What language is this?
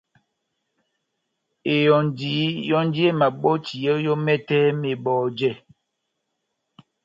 Batanga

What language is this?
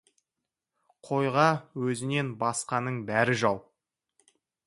Kazakh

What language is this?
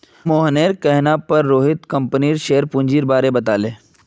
Magahi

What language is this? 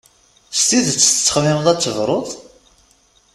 Kabyle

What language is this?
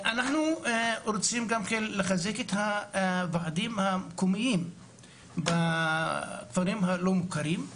Hebrew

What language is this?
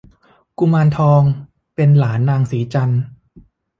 Thai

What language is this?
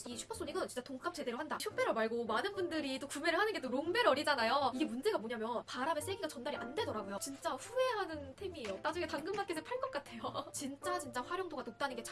Korean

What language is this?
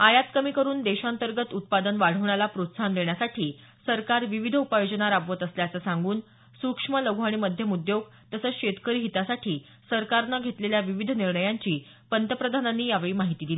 Marathi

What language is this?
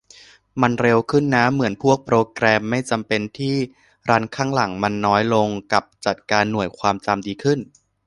Thai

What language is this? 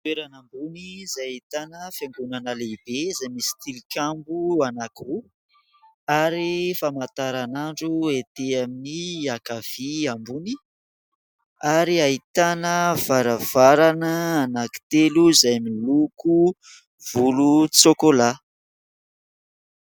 Malagasy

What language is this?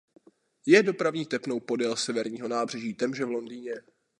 Czech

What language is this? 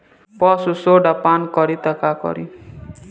Bhojpuri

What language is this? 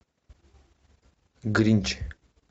Russian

